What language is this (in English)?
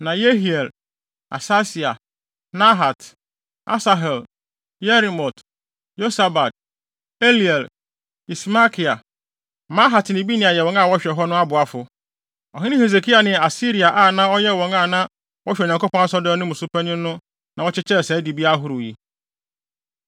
Akan